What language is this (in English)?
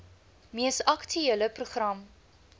Afrikaans